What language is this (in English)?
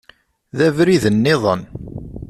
Kabyle